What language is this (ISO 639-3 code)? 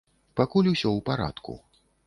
bel